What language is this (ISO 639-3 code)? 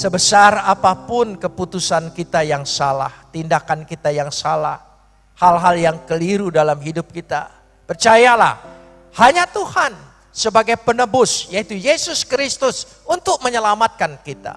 ind